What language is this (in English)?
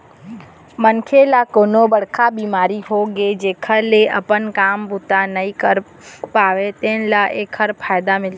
Chhattisgarhi